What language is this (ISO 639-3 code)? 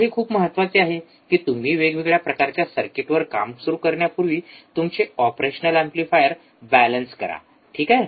mar